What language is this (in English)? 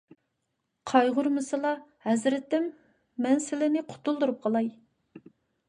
Uyghur